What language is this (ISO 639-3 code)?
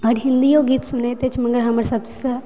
mai